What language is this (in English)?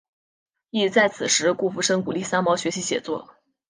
Chinese